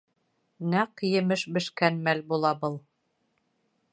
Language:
Bashkir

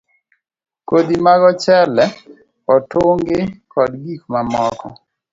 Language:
Luo (Kenya and Tanzania)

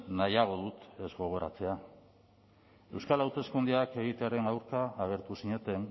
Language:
Basque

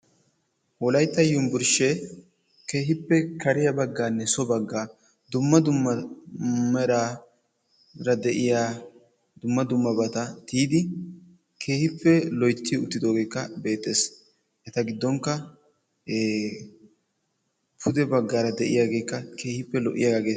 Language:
Wolaytta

